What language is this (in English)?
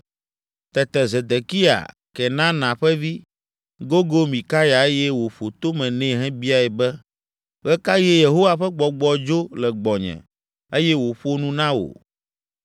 Ewe